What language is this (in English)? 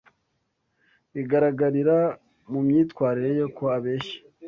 Kinyarwanda